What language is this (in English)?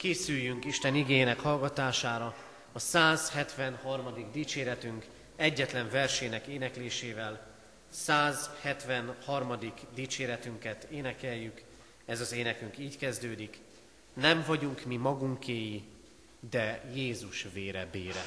Hungarian